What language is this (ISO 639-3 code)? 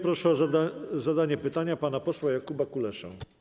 pol